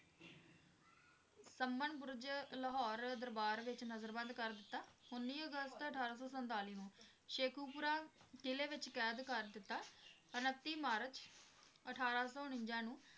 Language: Punjabi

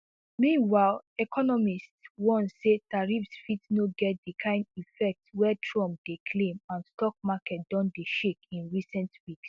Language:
Nigerian Pidgin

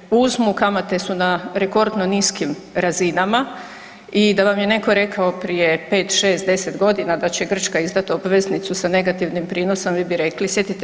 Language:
Croatian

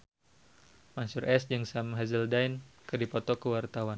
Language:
Sundanese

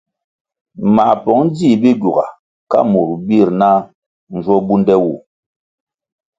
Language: Kwasio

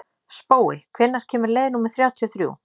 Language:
Icelandic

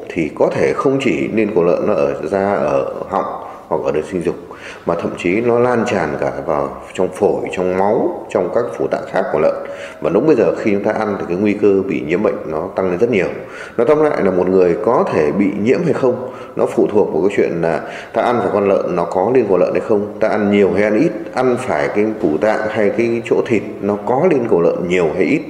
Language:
Vietnamese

